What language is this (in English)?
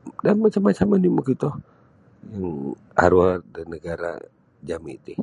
Sabah Bisaya